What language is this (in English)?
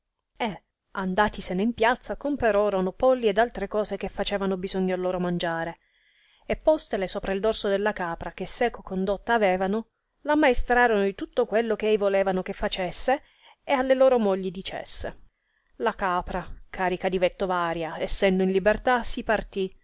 Italian